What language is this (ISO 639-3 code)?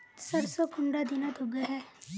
mag